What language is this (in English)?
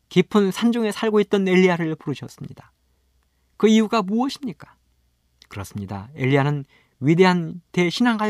Korean